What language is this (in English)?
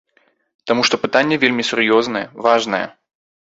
Belarusian